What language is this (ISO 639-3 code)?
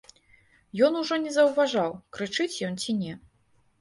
bel